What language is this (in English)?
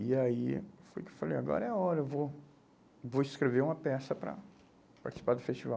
Portuguese